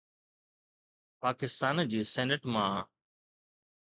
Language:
Sindhi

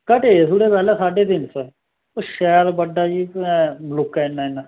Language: Dogri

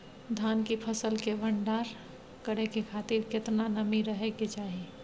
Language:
Maithili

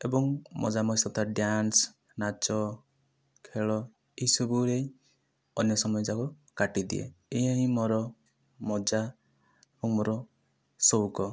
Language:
Odia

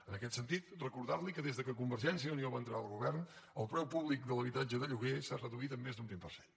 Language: Catalan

